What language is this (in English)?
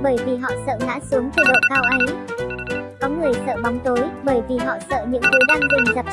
Vietnamese